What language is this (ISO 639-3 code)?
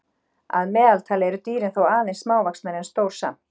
isl